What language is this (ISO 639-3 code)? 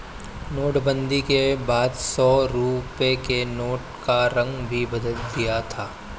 hin